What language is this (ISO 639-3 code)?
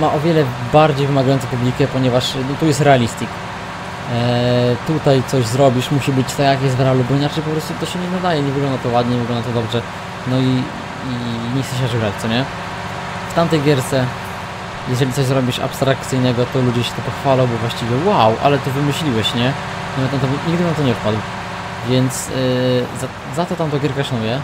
pol